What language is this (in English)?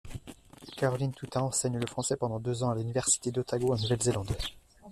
French